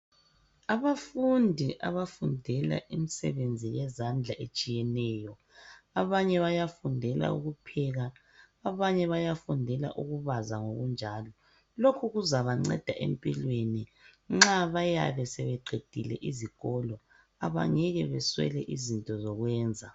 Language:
North Ndebele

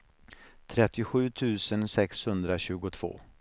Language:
Swedish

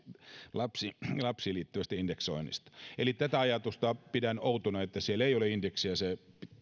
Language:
Finnish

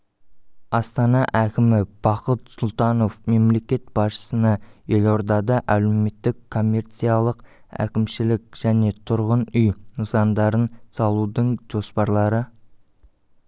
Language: Kazakh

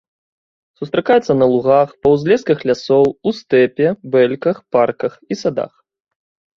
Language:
Belarusian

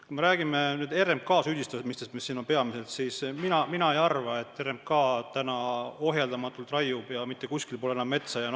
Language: Estonian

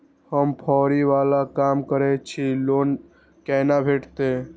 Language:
Maithili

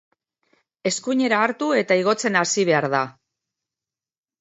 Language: Basque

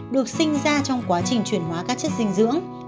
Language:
Vietnamese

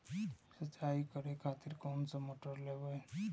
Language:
Maithili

